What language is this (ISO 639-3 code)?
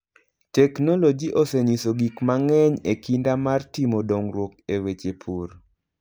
luo